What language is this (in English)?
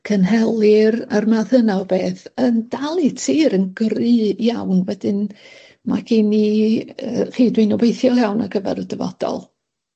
Welsh